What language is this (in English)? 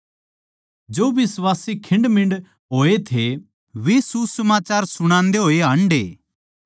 Haryanvi